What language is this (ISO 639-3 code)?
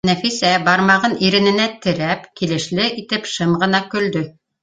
bak